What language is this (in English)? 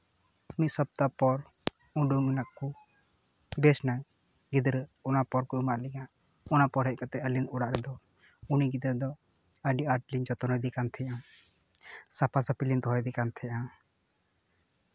Santali